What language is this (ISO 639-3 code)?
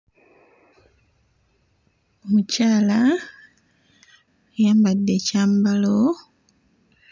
lug